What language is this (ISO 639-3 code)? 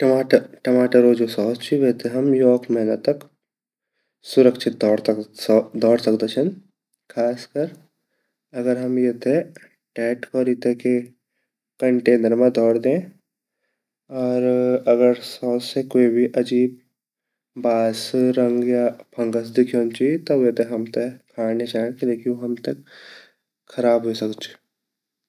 gbm